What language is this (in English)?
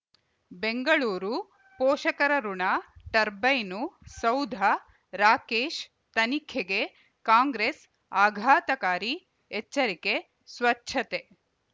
Kannada